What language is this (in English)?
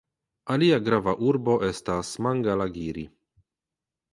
Esperanto